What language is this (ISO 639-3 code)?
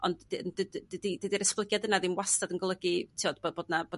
cym